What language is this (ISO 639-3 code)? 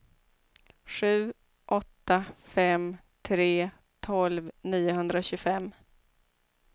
swe